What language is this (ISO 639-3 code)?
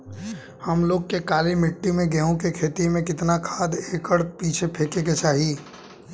bho